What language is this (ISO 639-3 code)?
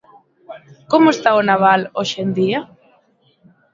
glg